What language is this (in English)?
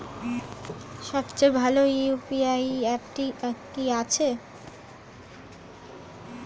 Bangla